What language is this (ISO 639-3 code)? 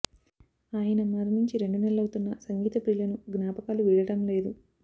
tel